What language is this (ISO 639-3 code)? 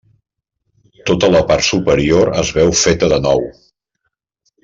cat